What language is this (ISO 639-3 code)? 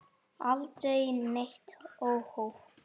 isl